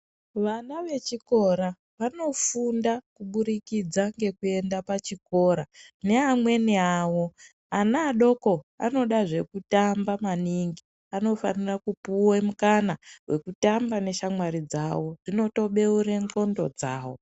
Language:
Ndau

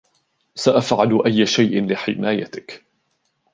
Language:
Arabic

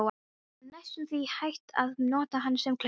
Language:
Icelandic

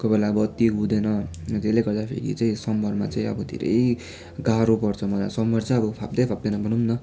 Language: Nepali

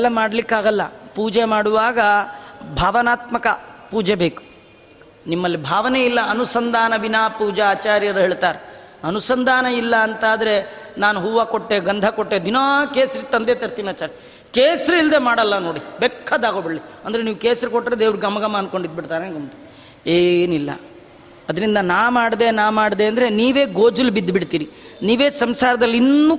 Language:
Kannada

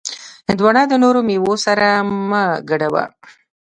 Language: Pashto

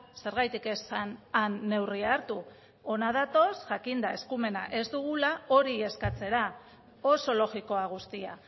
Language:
Basque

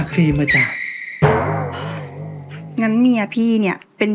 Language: Thai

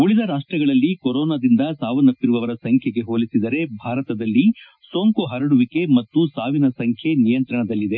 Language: Kannada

